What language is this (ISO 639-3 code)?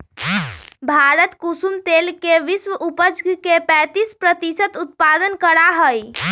mag